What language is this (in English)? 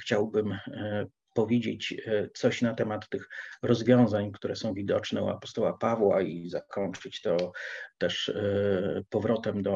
Polish